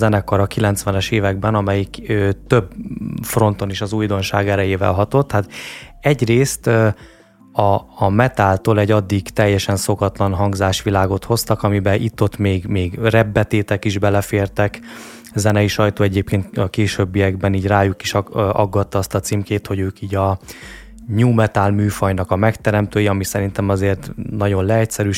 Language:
Hungarian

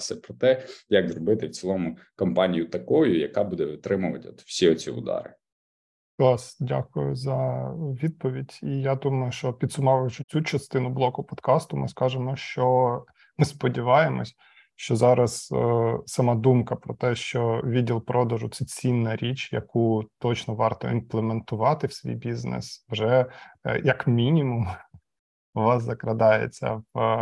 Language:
Ukrainian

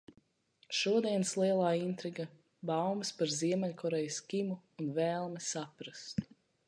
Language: Latvian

